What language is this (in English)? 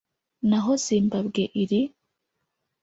Kinyarwanda